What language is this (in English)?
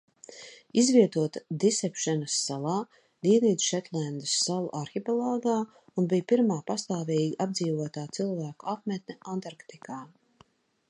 Latvian